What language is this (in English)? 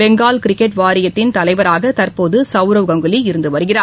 Tamil